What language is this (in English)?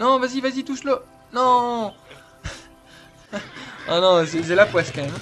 French